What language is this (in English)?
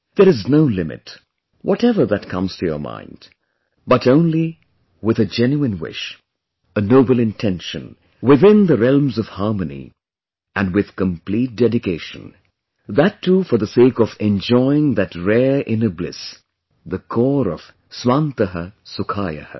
English